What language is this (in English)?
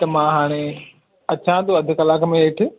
Sindhi